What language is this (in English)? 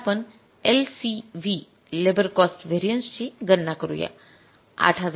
Marathi